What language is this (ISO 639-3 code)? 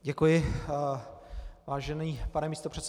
ces